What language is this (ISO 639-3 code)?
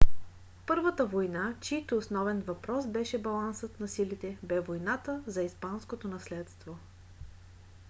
bul